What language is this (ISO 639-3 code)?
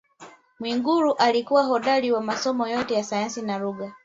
swa